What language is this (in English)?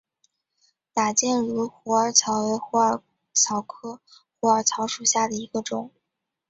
Chinese